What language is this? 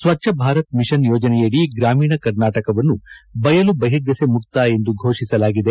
Kannada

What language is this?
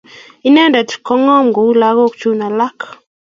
Kalenjin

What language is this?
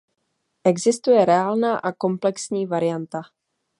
Czech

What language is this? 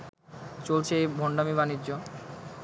Bangla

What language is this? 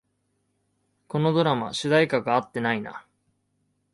Japanese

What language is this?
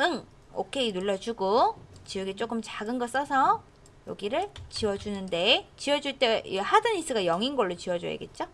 Korean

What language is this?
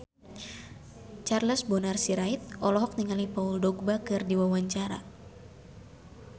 Sundanese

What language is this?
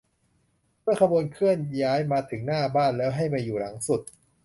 Thai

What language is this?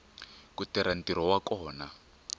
Tsonga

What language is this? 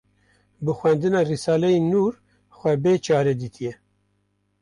Kurdish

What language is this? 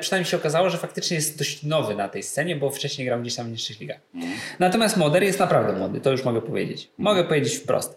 Polish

